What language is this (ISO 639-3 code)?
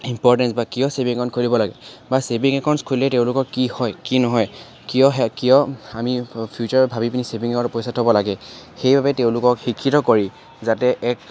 asm